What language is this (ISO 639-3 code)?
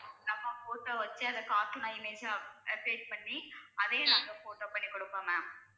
tam